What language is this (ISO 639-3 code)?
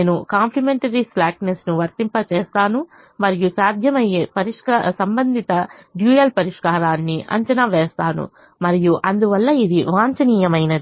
tel